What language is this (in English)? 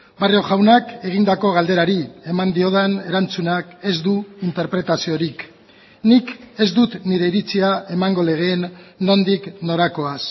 Basque